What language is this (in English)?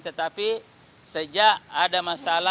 Indonesian